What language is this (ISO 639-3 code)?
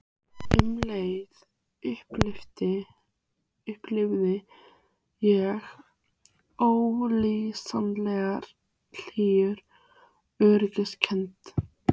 isl